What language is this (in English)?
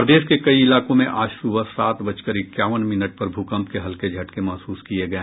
Hindi